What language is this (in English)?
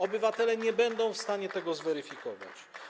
Polish